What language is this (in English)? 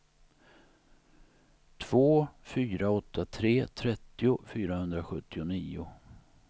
Swedish